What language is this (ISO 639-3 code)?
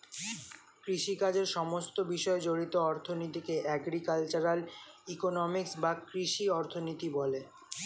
ben